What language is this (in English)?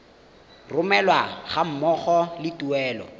Tswana